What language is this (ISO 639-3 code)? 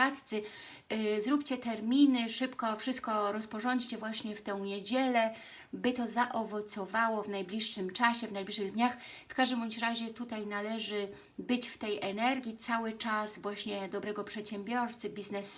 pol